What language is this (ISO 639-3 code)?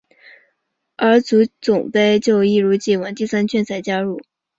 zho